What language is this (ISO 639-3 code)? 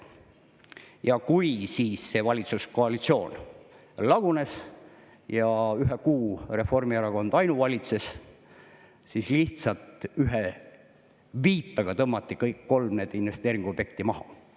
est